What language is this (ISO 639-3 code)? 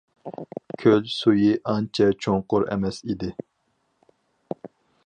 uig